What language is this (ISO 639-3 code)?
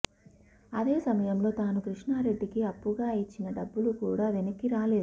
tel